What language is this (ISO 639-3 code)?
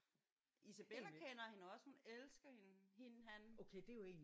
dan